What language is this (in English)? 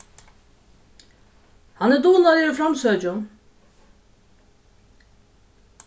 Faroese